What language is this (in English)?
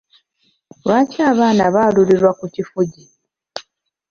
Ganda